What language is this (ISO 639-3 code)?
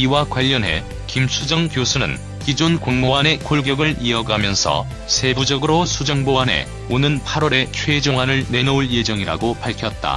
kor